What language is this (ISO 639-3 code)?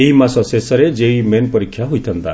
ori